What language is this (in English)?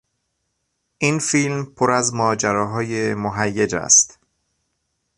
Persian